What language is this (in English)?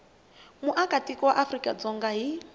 Tsonga